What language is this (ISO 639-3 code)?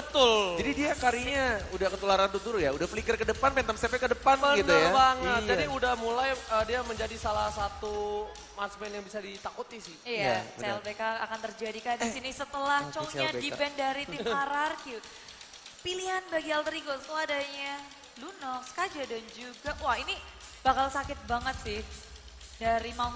ind